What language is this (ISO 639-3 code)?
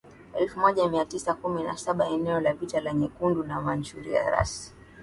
swa